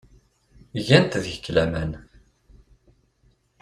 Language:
Kabyle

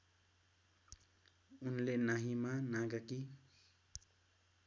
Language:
Nepali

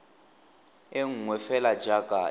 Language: Tswana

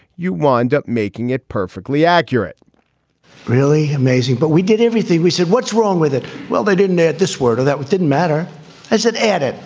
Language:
English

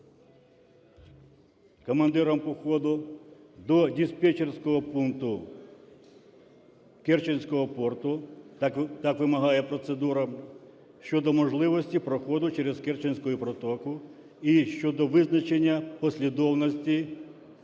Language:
Ukrainian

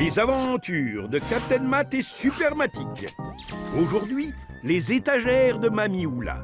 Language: French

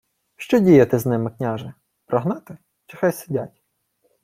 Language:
Ukrainian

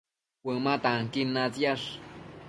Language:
Matsés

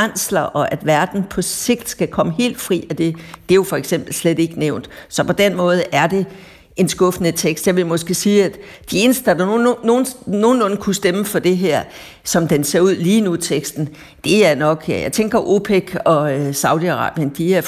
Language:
Danish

